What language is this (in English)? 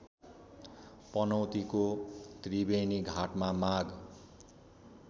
Nepali